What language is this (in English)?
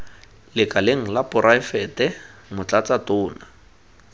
Tswana